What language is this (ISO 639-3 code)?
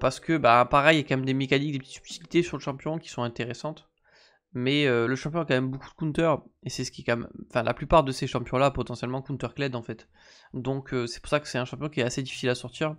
fra